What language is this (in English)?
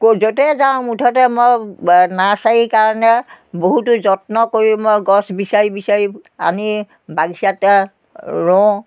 Assamese